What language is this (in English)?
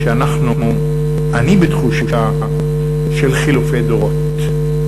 Hebrew